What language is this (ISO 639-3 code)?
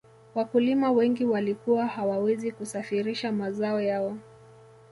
swa